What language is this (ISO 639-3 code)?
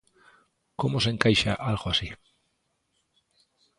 glg